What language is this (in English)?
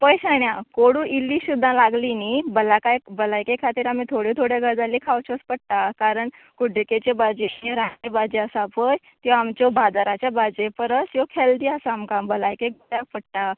Konkani